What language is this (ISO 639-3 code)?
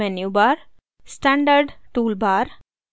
hin